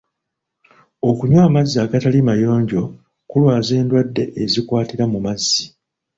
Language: Ganda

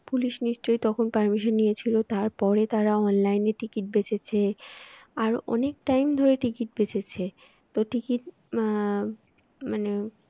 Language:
Bangla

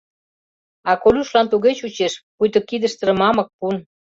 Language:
Mari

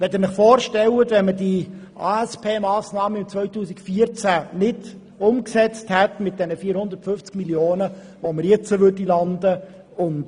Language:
Swiss German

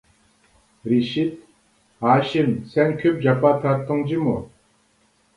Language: Uyghur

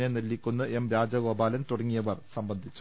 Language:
Malayalam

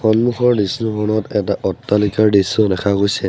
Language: Assamese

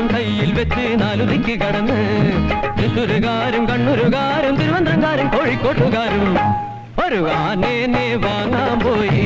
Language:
Malayalam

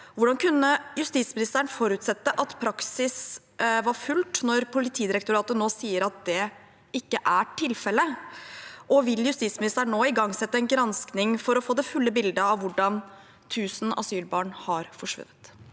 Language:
Norwegian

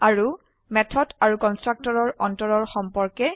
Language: Assamese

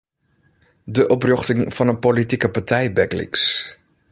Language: Western Frisian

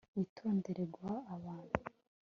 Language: Kinyarwanda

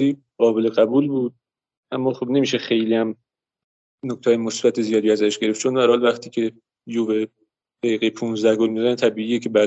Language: Persian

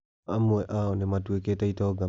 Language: Kikuyu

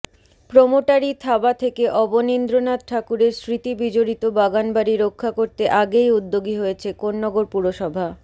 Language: Bangla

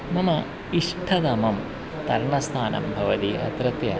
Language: Sanskrit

